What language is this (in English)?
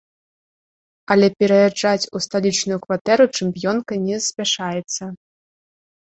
Belarusian